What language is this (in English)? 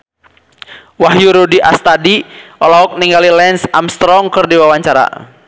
Sundanese